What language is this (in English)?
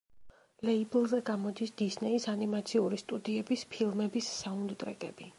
Georgian